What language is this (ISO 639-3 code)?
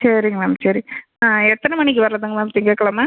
tam